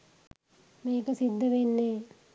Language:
Sinhala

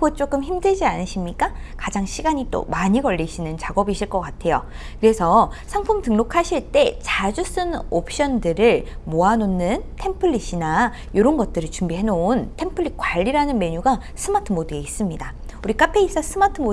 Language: Korean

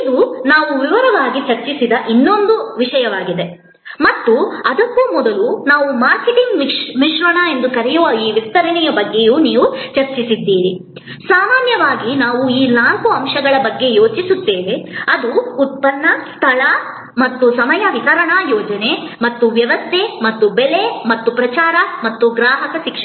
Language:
Kannada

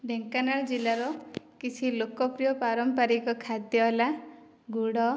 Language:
Odia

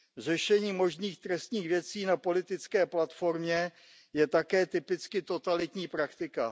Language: Czech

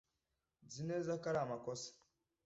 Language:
Kinyarwanda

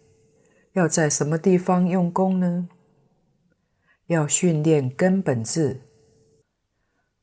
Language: Chinese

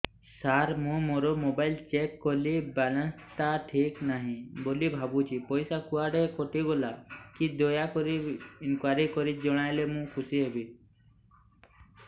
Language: Odia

